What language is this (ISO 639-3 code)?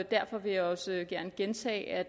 dan